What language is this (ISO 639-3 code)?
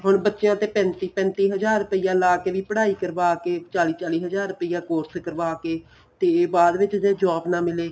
pan